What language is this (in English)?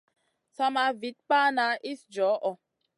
Masana